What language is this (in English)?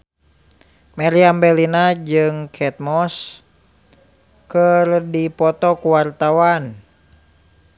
Sundanese